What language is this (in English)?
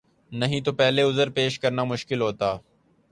Urdu